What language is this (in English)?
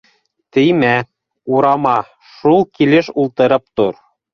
Bashkir